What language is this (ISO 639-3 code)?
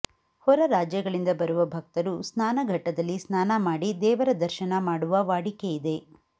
kan